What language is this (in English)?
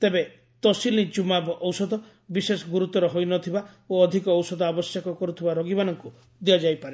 Odia